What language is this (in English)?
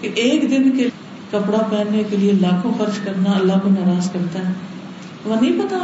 Urdu